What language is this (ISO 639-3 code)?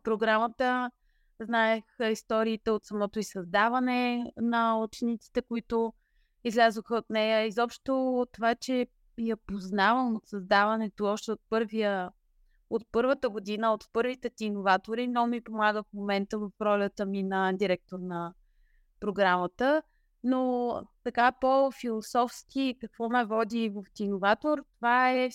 bul